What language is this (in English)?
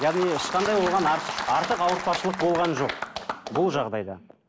Kazakh